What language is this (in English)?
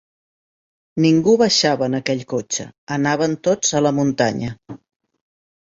Catalan